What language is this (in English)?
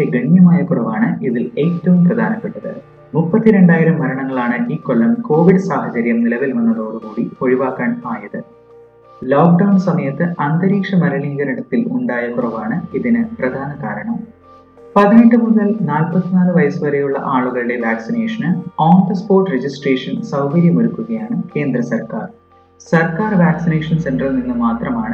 Malayalam